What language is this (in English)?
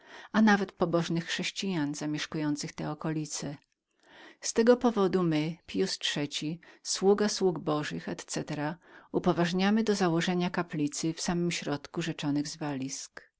Polish